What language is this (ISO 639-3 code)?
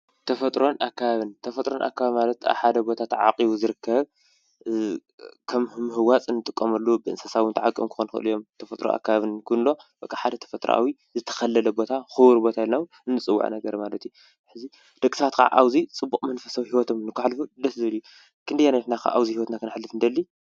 tir